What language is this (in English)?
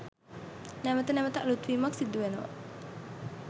Sinhala